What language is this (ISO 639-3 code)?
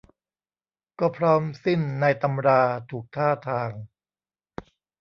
tha